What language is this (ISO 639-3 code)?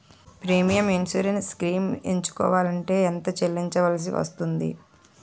tel